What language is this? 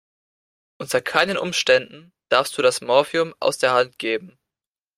German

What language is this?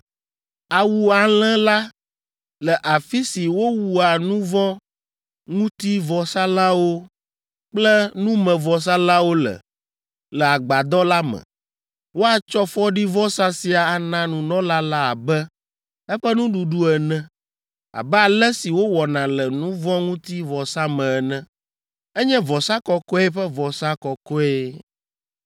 Ewe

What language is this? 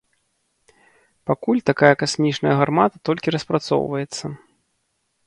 Belarusian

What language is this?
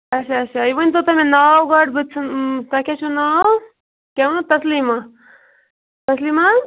Kashmiri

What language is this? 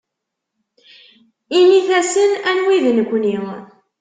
Kabyle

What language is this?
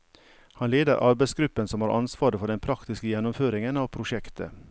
Norwegian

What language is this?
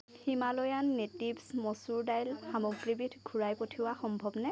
Assamese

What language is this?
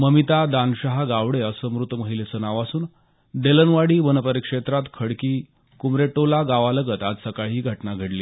Marathi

